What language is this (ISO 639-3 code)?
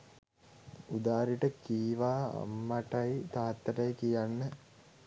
sin